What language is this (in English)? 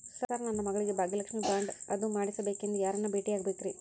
Kannada